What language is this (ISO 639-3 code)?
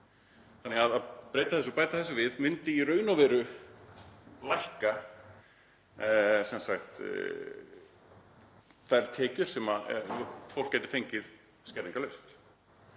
isl